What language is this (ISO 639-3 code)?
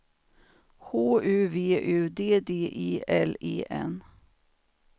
swe